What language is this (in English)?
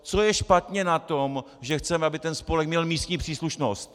Czech